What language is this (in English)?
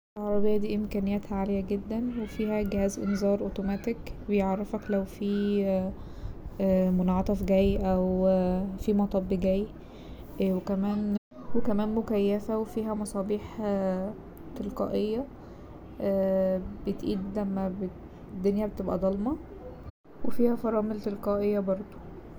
Egyptian Arabic